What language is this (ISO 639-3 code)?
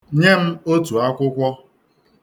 ibo